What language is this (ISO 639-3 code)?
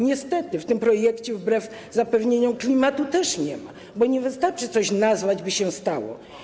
pol